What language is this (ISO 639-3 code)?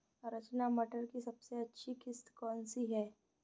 hin